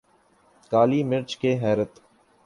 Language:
Urdu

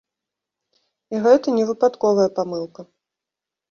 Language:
Belarusian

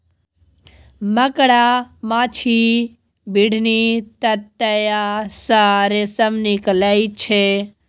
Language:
Maithili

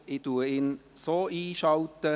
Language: Swiss German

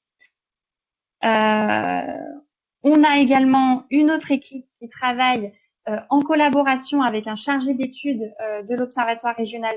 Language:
French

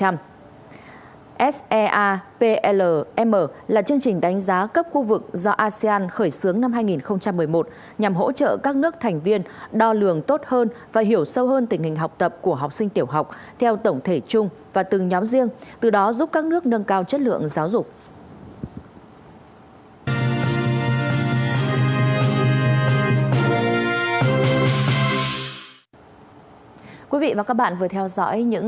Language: Vietnamese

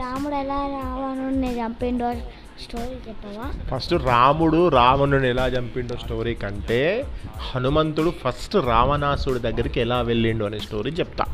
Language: Telugu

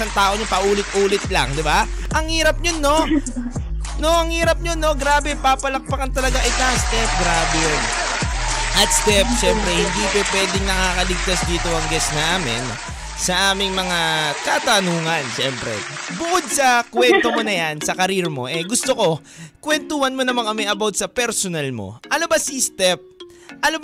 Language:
Filipino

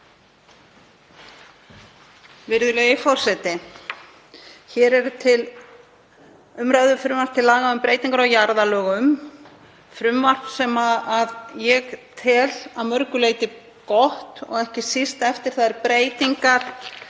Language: Icelandic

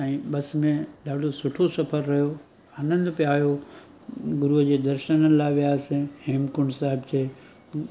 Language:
Sindhi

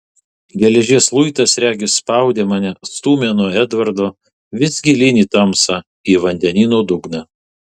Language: Lithuanian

